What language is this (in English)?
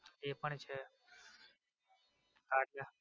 Gujarati